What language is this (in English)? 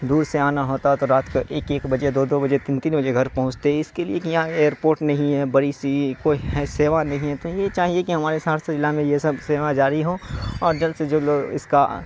Urdu